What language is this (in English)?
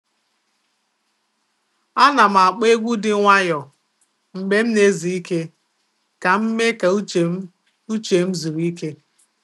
Igbo